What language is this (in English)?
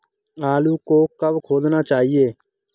Hindi